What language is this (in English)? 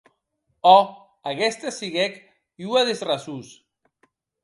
Occitan